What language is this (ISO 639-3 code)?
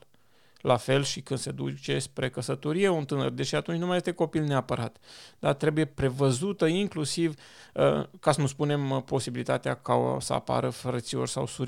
ron